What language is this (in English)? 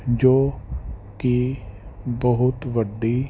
Punjabi